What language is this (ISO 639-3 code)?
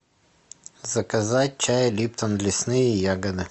rus